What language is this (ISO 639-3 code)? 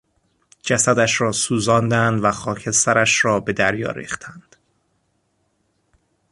fas